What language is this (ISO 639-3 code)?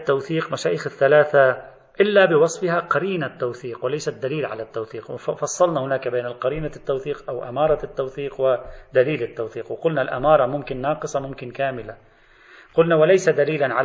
ara